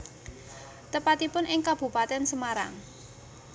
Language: Javanese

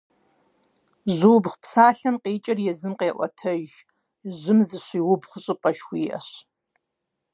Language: Kabardian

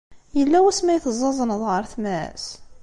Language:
Kabyle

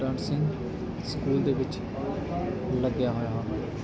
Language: Punjabi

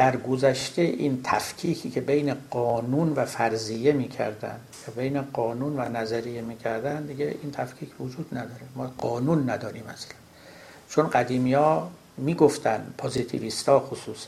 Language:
Persian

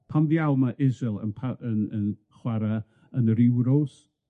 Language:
Welsh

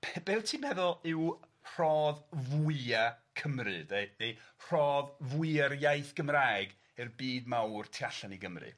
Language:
Welsh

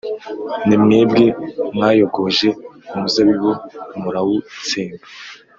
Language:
Kinyarwanda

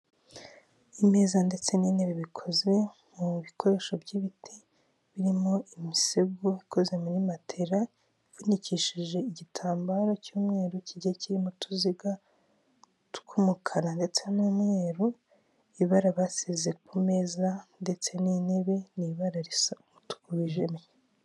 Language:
Kinyarwanda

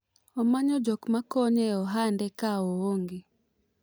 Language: Luo (Kenya and Tanzania)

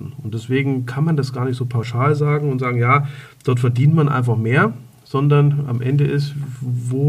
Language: German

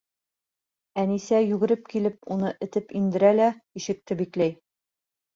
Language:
Bashkir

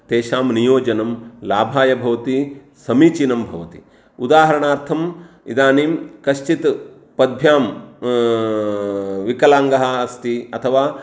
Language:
Sanskrit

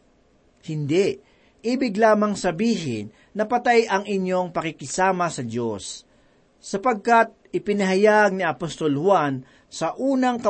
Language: Filipino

